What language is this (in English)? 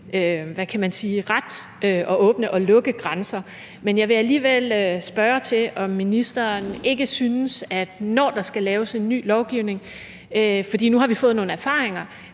Danish